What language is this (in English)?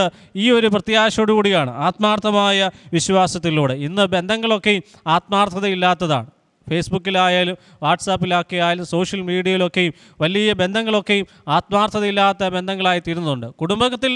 Malayalam